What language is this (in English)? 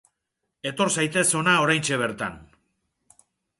Basque